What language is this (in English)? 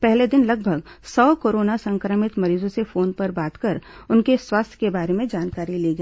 Hindi